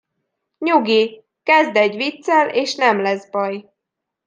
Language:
Hungarian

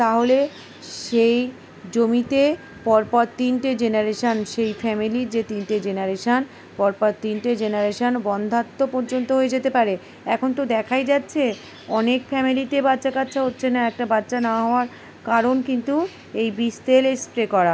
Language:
Bangla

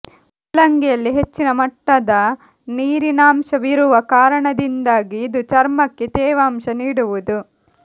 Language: Kannada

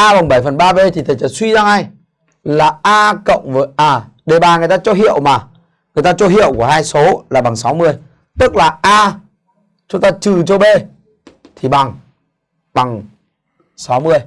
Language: Vietnamese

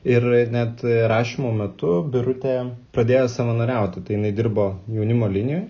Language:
Lithuanian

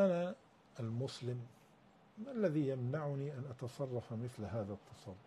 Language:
Arabic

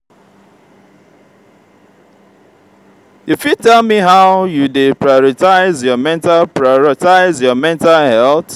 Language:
Nigerian Pidgin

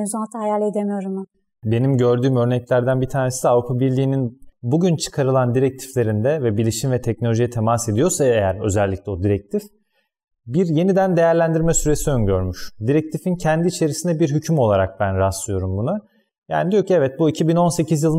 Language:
Turkish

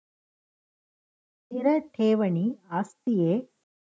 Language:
Kannada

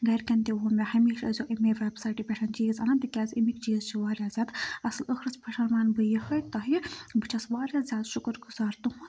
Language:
Kashmiri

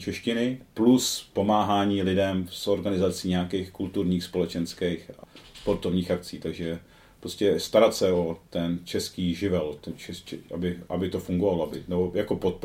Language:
Czech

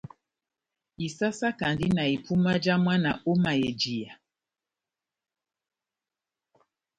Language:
Batanga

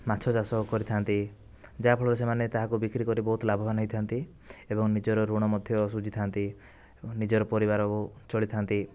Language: Odia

